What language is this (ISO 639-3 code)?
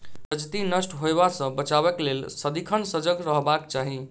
mai